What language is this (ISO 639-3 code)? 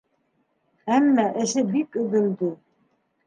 bak